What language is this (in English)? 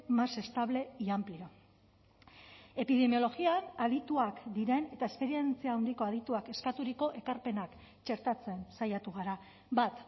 Basque